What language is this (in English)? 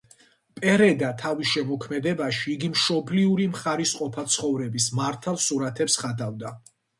Georgian